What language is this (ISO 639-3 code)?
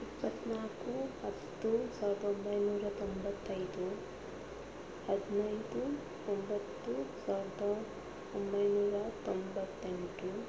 kan